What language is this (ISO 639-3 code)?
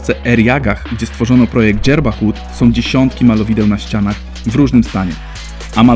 pol